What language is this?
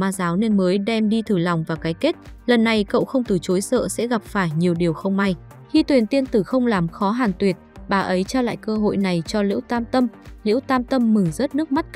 Vietnamese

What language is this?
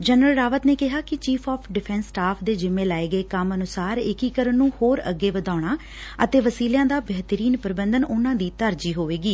Punjabi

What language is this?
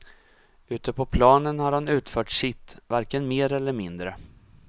Swedish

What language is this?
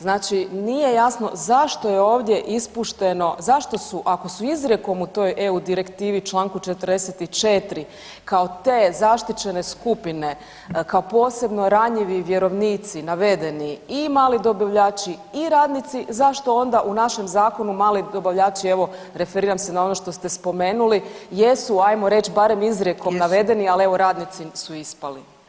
Croatian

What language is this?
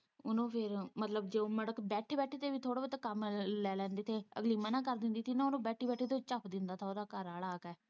Punjabi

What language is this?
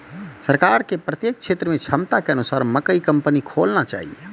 Maithili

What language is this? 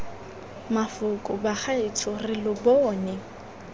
Tswana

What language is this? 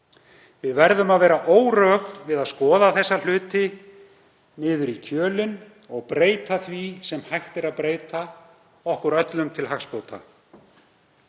Icelandic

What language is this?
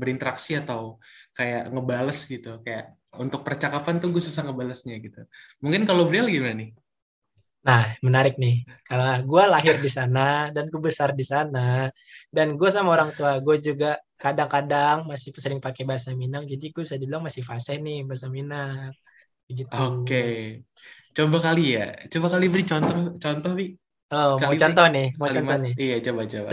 Indonesian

